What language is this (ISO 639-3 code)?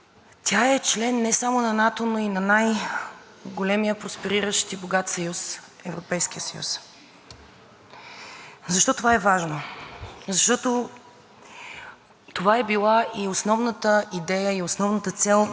bul